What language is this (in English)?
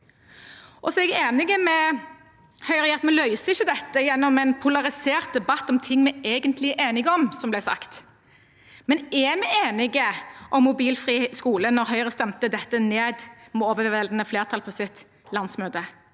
Norwegian